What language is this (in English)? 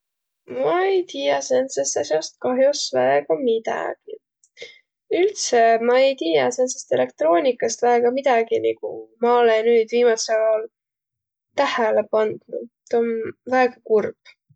Võro